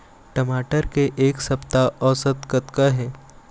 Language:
Chhattisgarhi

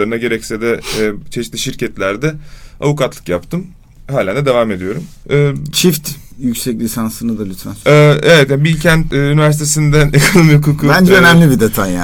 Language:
Turkish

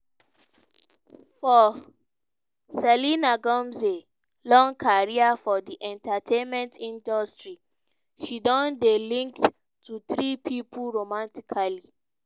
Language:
Nigerian Pidgin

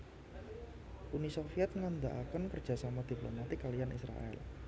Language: Javanese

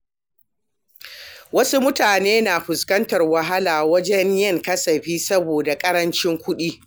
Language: Hausa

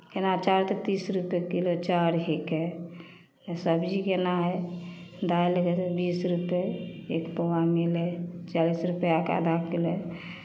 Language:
Maithili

